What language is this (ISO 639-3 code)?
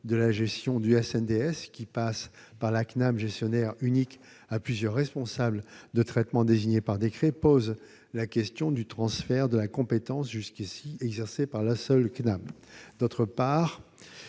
fra